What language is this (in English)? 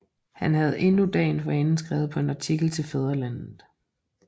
Danish